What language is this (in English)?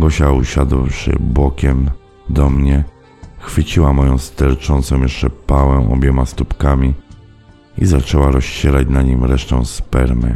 Polish